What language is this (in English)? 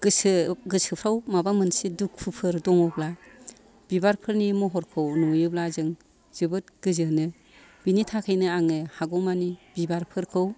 Bodo